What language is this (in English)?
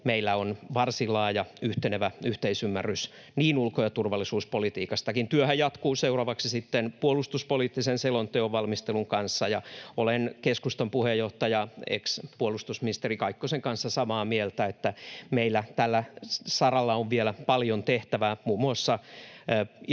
Finnish